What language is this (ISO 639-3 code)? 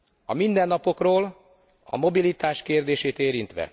hun